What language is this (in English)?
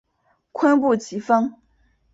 Chinese